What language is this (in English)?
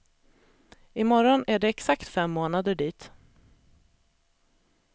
Swedish